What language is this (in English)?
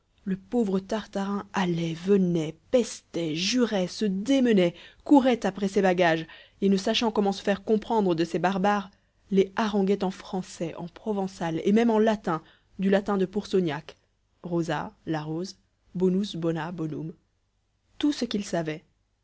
French